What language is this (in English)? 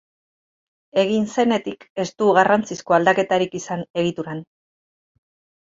Basque